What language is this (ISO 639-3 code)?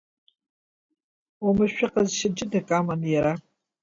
abk